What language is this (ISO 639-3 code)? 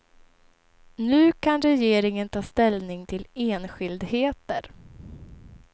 swe